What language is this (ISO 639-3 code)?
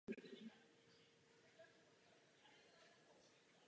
ces